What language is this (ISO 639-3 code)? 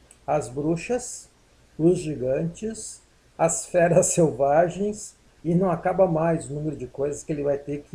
por